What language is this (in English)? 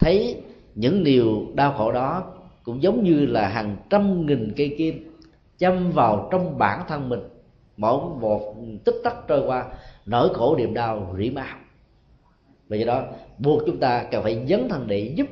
Vietnamese